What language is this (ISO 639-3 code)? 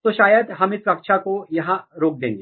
hin